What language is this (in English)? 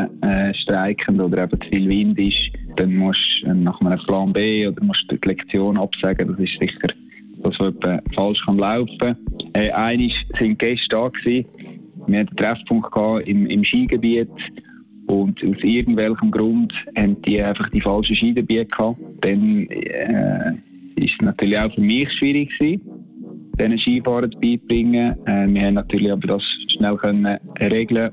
German